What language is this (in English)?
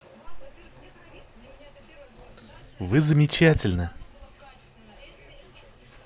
Russian